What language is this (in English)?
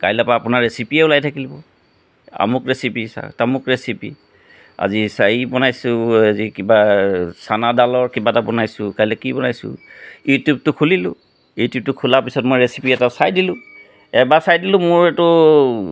Assamese